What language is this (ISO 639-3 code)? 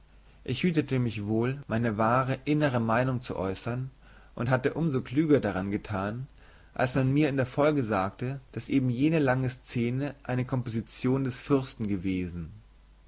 deu